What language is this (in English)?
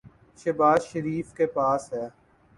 Urdu